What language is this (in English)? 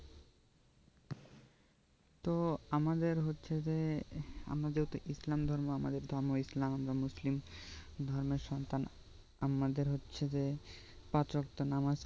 Bangla